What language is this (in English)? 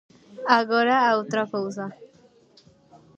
Galician